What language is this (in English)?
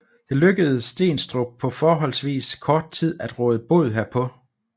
Danish